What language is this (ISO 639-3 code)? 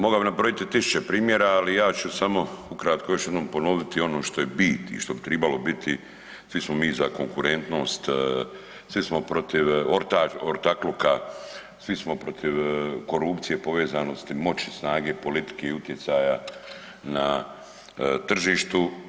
hrv